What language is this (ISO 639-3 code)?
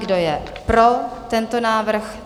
ces